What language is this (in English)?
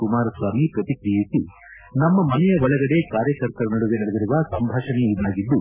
Kannada